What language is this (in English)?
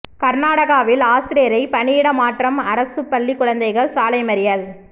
Tamil